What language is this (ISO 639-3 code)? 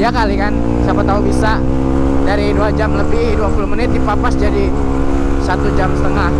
ind